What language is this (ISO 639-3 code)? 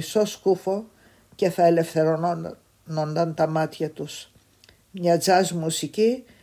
ell